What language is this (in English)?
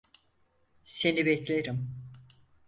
Turkish